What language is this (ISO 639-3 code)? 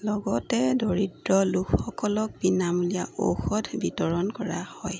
asm